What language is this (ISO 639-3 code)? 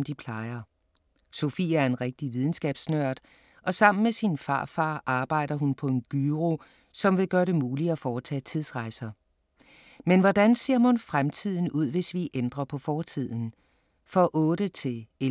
dan